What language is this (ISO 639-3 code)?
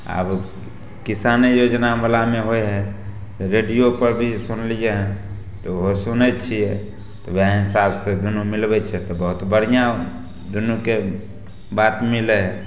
mai